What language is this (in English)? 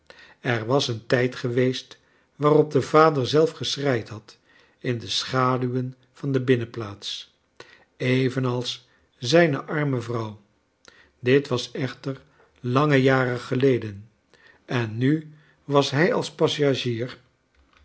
Dutch